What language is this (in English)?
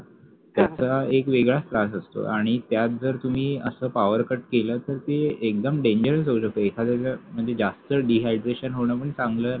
Marathi